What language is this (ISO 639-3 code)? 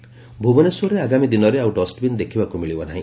ori